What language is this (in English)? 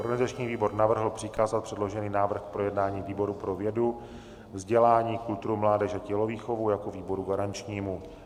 Czech